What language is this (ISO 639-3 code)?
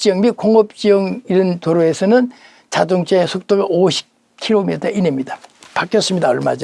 kor